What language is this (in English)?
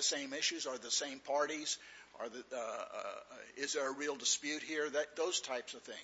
English